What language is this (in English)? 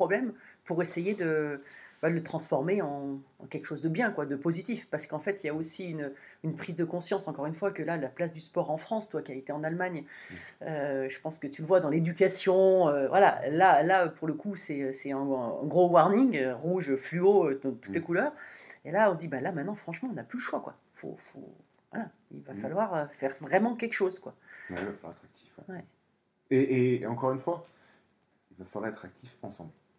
French